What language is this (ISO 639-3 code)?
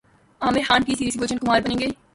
urd